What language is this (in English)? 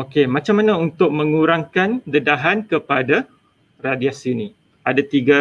Malay